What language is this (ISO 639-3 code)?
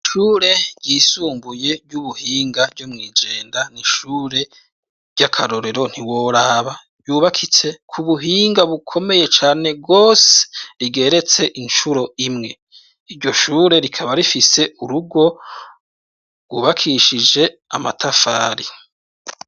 run